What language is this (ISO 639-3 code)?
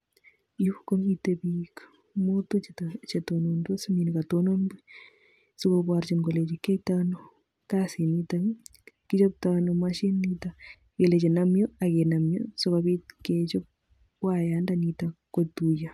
kln